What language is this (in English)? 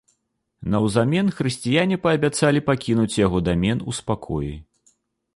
Belarusian